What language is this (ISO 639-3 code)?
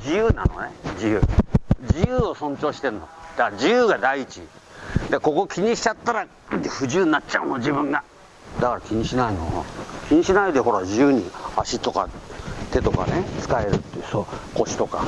jpn